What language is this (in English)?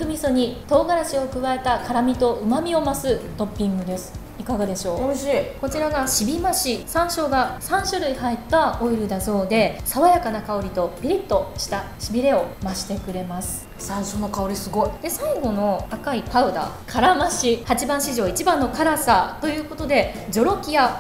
Japanese